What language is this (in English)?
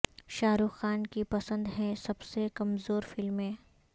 Urdu